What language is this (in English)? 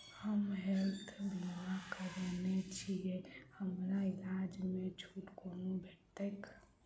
Maithili